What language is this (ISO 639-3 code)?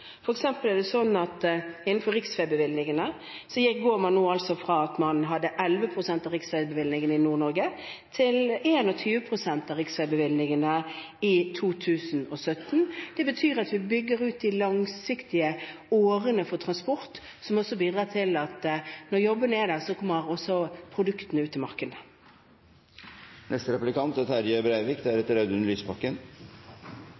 nor